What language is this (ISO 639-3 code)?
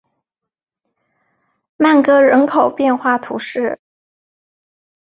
zho